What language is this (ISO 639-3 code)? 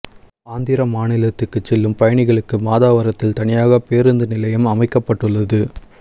tam